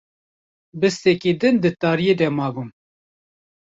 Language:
Kurdish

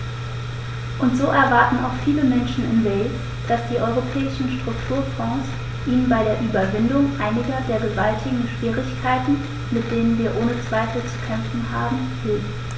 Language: German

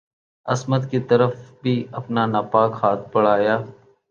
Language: Urdu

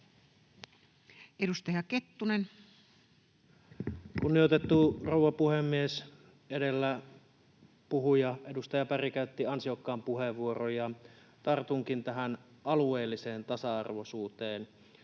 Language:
Finnish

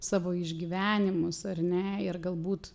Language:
Lithuanian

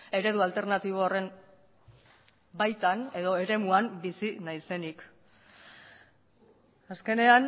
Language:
Basque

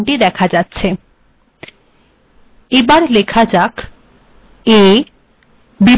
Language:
Bangla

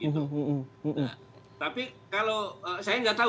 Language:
Indonesian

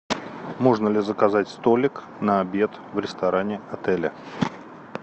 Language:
Russian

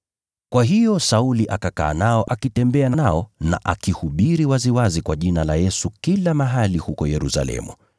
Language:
Swahili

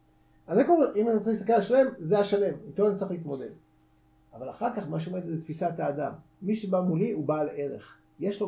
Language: Hebrew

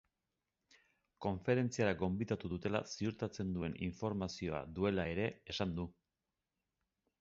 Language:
Basque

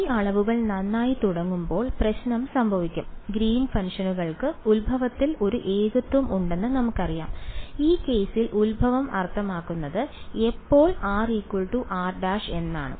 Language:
Malayalam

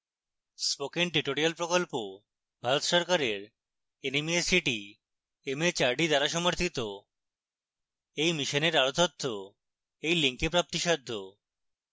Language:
Bangla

